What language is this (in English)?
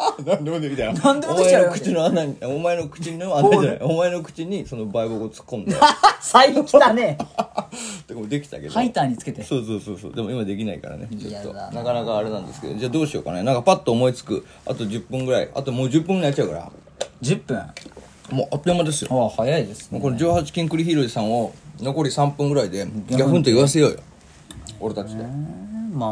Japanese